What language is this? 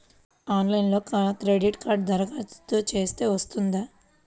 Telugu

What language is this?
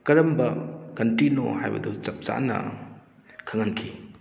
Manipuri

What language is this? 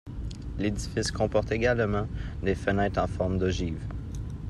French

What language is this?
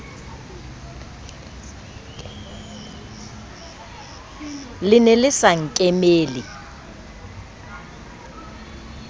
Southern Sotho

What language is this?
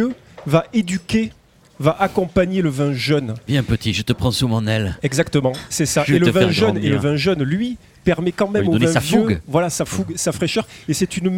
French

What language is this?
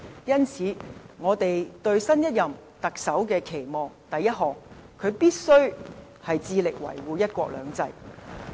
Cantonese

